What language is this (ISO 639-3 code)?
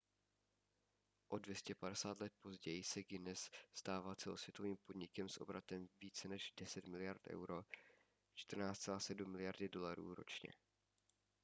ces